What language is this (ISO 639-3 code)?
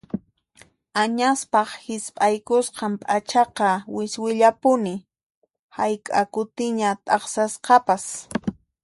qxp